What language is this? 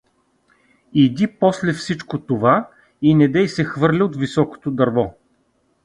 Bulgarian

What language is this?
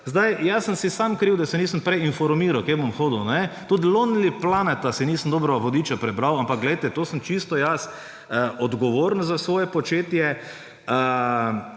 Slovenian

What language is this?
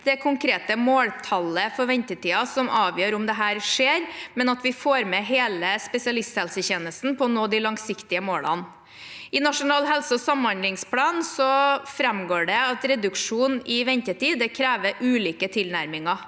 Norwegian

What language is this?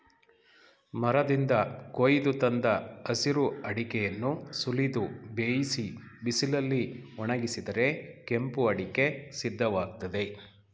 Kannada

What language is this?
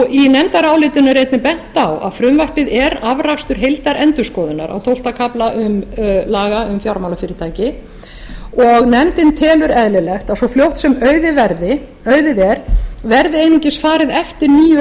Icelandic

